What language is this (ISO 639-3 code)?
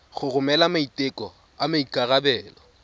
tsn